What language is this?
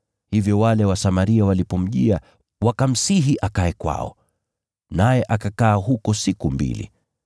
Swahili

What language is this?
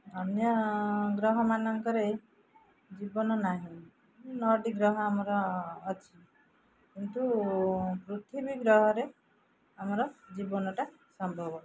Odia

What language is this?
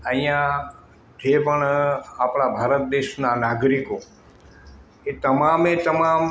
Gujarati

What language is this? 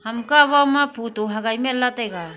Wancho Naga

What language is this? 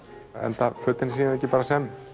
Icelandic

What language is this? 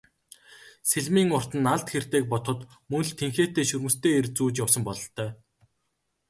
Mongolian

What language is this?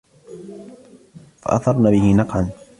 Arabic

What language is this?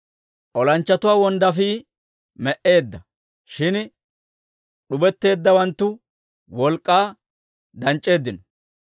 Dawro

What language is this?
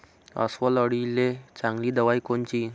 Marathi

